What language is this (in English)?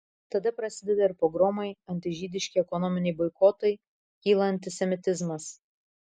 Lithuanian